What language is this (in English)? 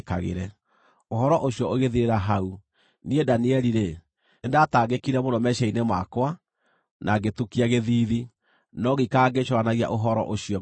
Kikuyu